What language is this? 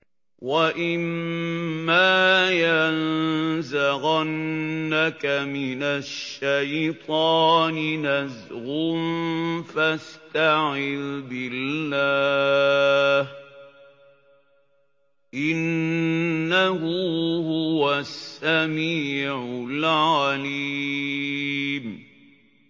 Arabic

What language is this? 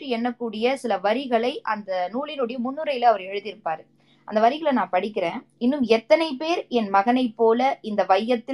Tamil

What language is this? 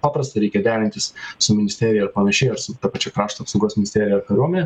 Lithuanian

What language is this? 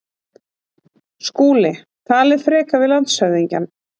Icelandic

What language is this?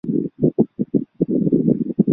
Chinese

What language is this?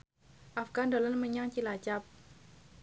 Javanese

